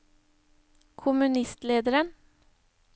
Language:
Norwegian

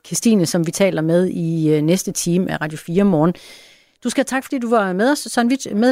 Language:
Danish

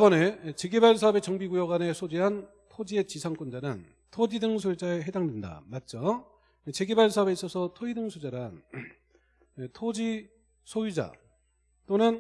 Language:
Korean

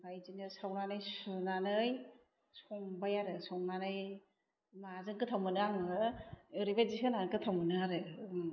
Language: Bodo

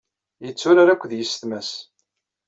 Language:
Kabyle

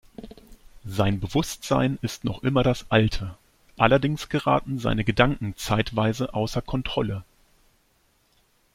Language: German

